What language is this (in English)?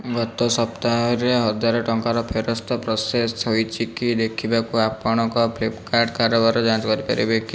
Odia